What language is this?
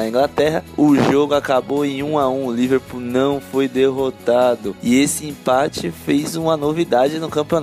Portuguese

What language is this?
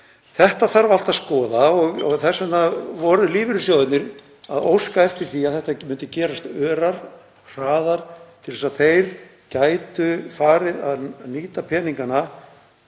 Icelandic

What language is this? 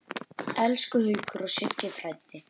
Icelandic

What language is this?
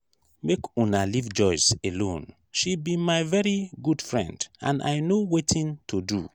Nigerian Pidgin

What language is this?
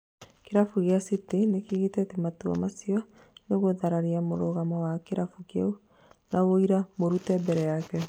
Kikuyu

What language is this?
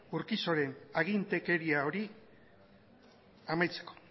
Basque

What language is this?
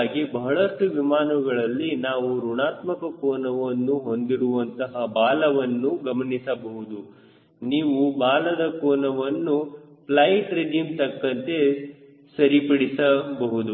Kannada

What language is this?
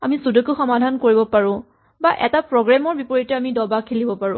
Assamese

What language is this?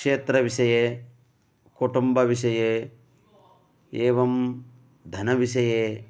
Sanskrit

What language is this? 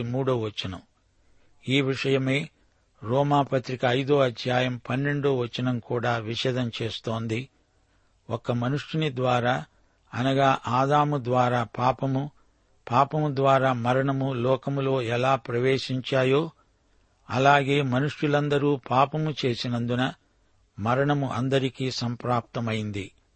Telugu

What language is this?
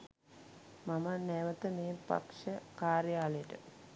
Sinhala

